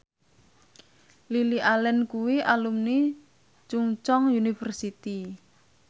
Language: Javanese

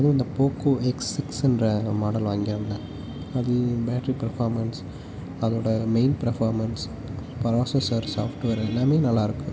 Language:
Tamil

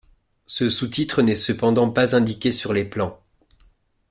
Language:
French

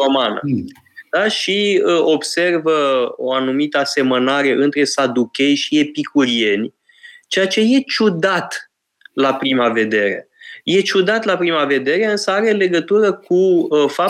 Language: Romanian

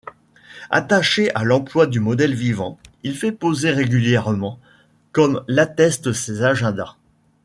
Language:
French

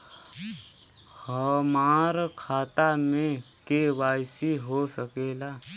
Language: Bhojpuri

